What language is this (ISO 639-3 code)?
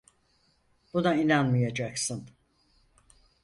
tur